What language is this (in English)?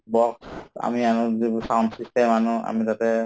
Assamese